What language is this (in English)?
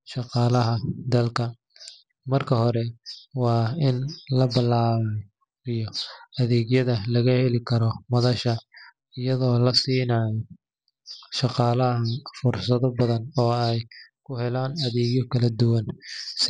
Somali